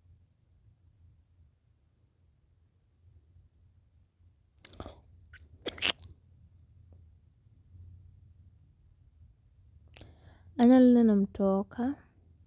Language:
Luo (Kenya and Tanzania)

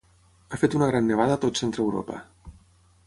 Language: Catalan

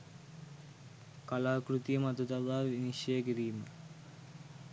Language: Sinhala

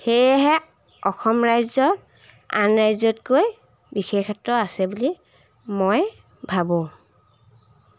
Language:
Assamese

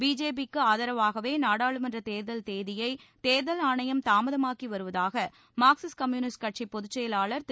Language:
Tamil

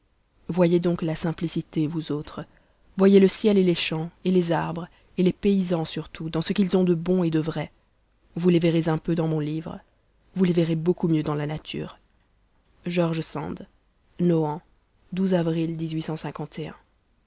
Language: French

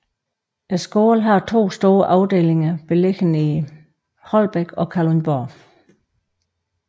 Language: Danish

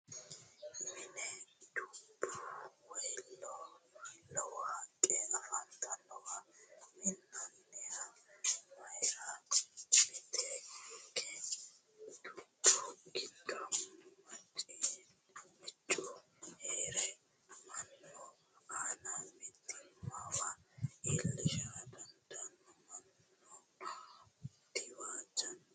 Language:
Sidamo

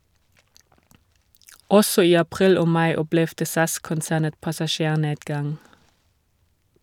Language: Norwegian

